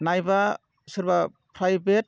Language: Bodo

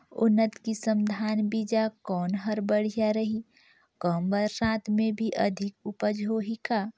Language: Chhattisgarhi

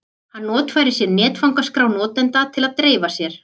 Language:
Icelandic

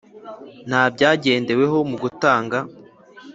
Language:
Kinyarwanda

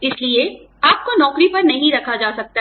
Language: Hindi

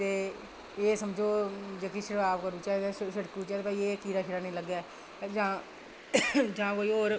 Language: Dogri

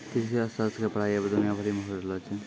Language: Maithili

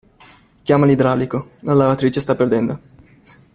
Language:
Italian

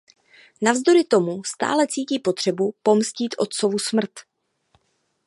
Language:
Czech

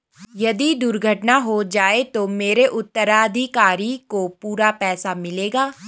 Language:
Hindi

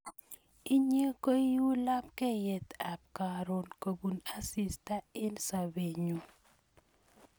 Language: Kalenjin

